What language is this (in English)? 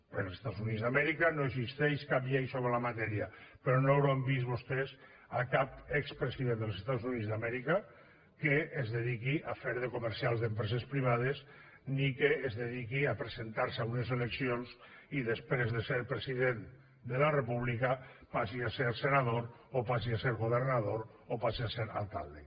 Catalan